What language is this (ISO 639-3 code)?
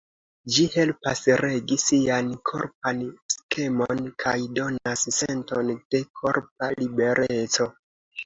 epo